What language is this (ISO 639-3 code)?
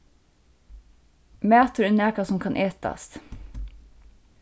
fao